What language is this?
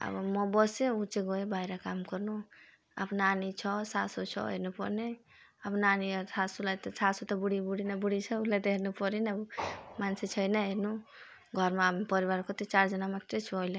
Nepali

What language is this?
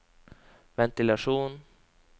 Norwegian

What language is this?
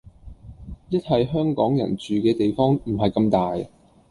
Cantonese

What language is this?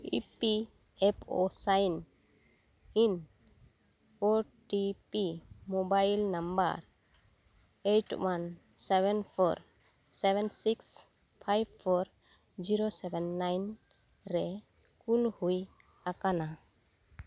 Santali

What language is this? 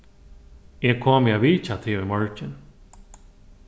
Faroese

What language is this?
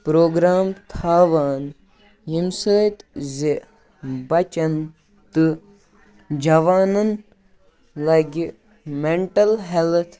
Kashmiri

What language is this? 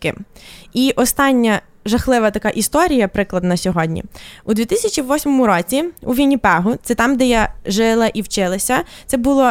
Ukrainian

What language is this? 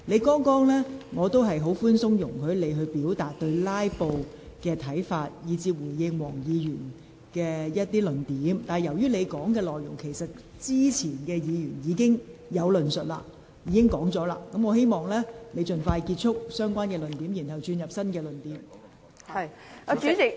Cantonese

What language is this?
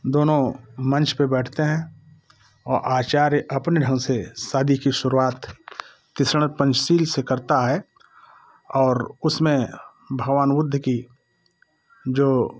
Hindi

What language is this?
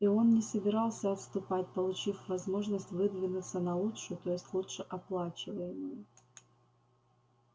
Russian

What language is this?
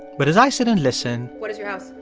English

